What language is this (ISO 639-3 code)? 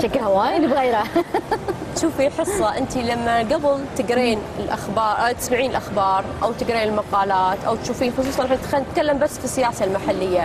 ara